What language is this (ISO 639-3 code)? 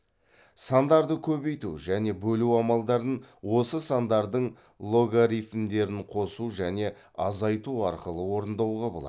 kaz